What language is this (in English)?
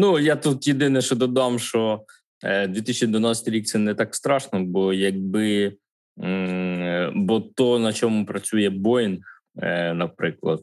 Ukrainian